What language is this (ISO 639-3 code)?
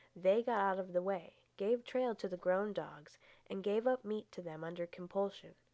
eng